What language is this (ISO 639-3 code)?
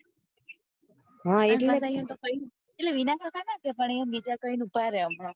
guj